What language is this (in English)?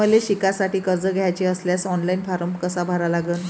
Marathi